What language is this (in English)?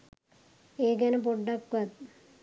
Sinhala